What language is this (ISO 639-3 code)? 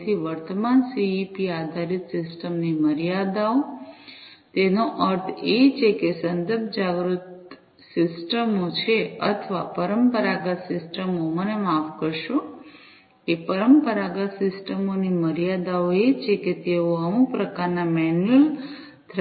guj